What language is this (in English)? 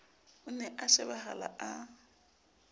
Southern Sotho